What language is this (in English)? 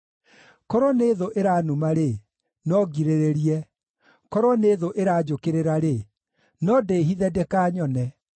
Kikuyu